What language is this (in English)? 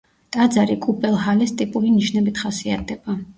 Georgian